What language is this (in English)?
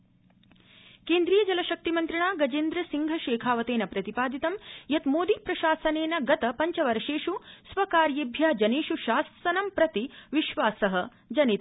Sanskrit